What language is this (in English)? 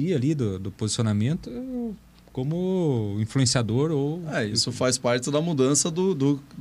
Portuguese